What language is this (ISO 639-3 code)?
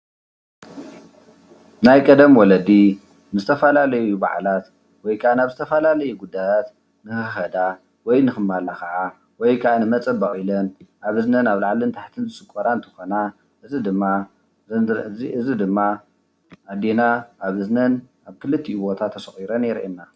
tir